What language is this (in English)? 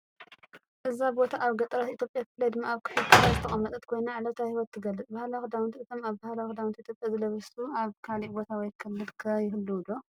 Tigrinya